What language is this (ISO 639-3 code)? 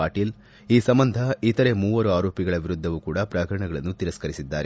kan